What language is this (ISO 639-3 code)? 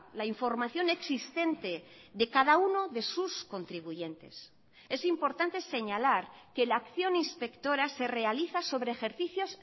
spa